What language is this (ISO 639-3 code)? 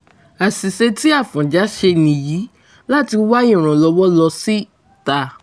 yor